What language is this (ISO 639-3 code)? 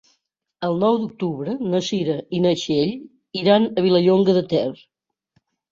cat